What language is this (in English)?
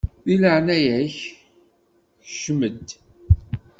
Kabyle